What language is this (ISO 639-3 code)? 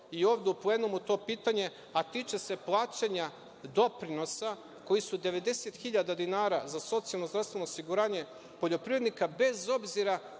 srp